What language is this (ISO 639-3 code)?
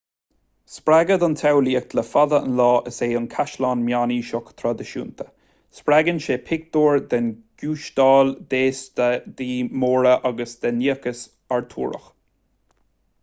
gle